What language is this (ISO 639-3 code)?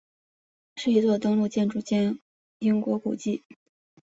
zho